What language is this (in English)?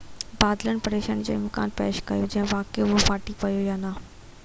Sindhi